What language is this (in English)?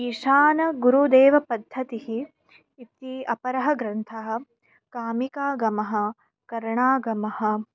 Sanskrit